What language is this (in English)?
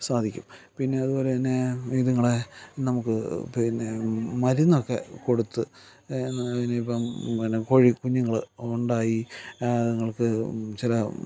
Malayalam